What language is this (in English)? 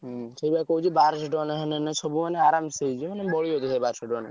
Odia